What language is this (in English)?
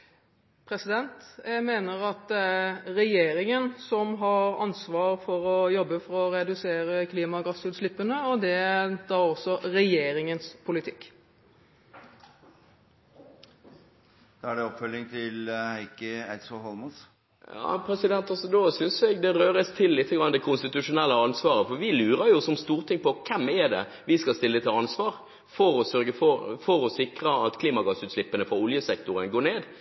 Norwegian